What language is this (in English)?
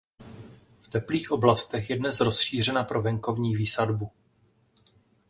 Czech